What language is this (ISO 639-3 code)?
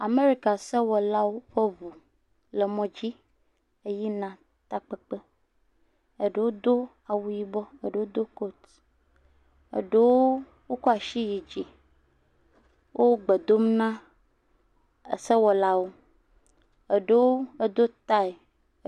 ewe